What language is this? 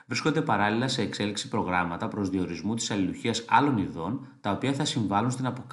Greek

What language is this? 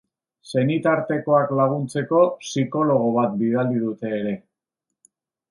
Basque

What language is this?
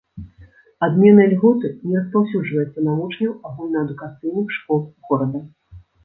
Belarusian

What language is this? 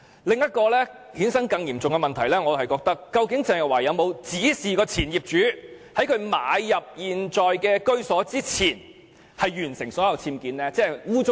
Cantonese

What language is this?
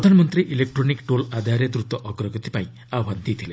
Odia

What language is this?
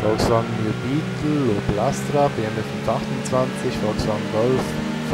German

